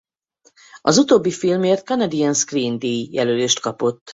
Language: Hungarian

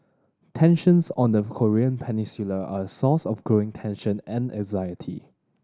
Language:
English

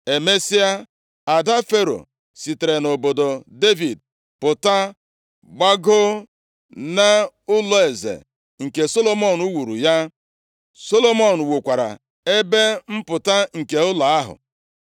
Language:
Igbo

